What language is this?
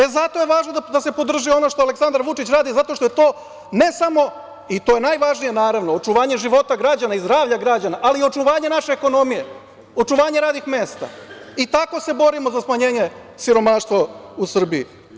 Serbian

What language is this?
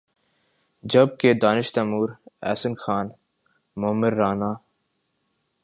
Urdu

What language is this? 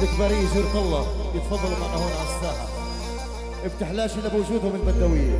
Arabic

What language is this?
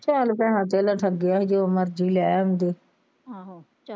Punjabi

